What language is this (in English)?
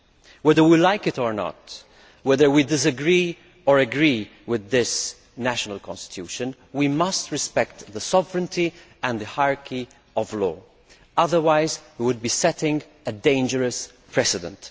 English